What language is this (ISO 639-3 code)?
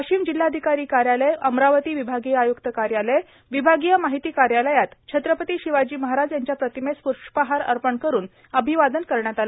mar